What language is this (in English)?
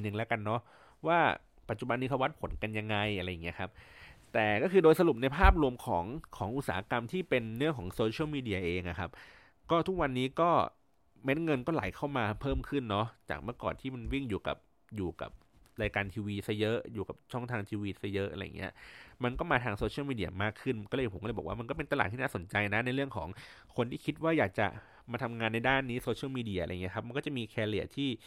Thai